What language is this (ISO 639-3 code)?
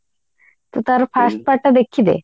ori